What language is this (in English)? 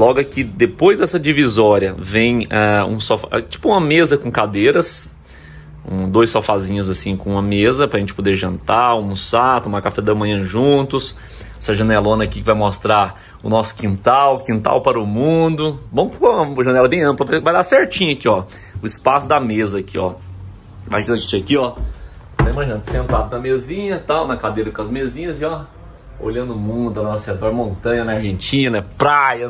Portuguese